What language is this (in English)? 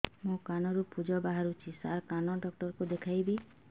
Odia